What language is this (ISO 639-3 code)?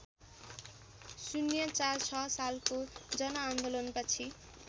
nep